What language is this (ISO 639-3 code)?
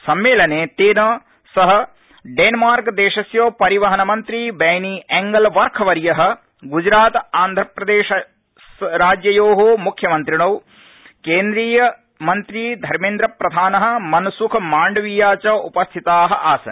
san